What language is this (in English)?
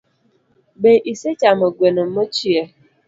Luo (Kenya and Tanzania)